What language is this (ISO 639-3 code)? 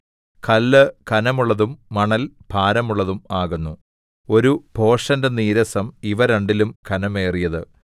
mal